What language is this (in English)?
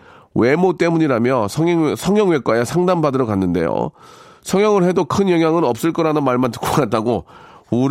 Korean